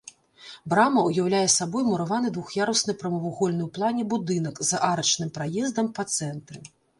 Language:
Belarusian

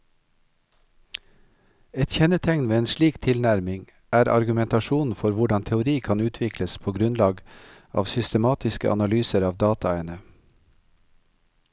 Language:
Norwegian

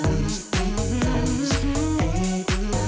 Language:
Icelandic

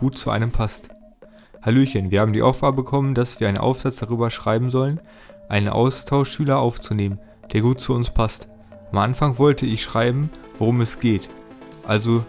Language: German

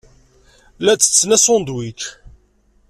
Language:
Kabyle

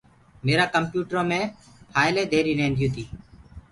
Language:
Gurgula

